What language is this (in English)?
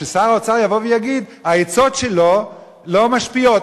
Hebrew